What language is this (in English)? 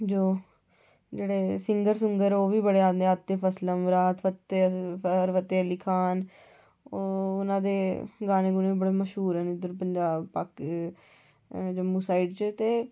Dogri